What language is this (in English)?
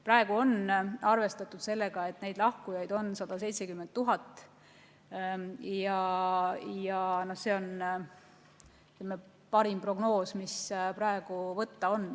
Estonian